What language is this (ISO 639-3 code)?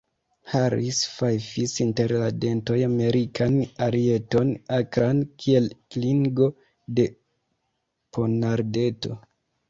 epo